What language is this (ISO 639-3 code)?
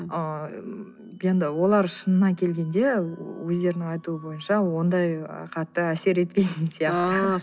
kaz